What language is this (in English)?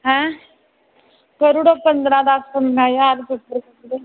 Dogri